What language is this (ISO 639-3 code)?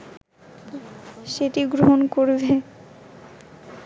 ben